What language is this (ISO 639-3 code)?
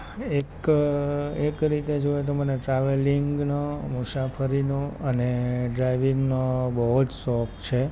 guj